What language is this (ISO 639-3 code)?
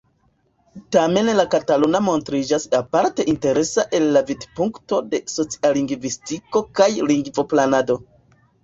epo